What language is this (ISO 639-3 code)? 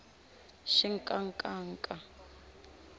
tso